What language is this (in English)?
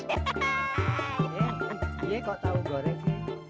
Indonesian